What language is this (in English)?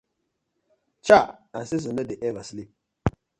Nigerian Pidgin